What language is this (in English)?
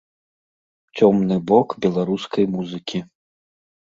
Belarusian